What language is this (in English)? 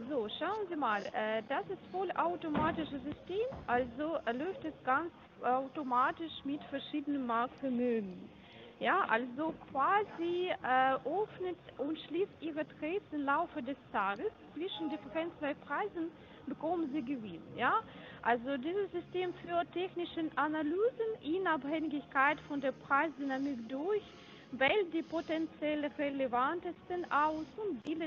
German